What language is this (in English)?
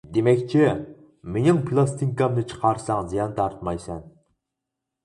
Uyghur